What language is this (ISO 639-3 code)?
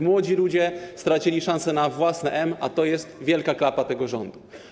pol